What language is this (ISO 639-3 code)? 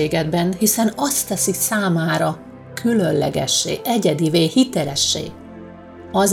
hun